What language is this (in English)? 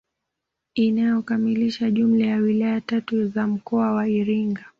Swahili